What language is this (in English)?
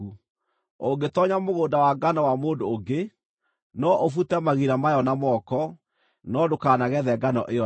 Kikuyu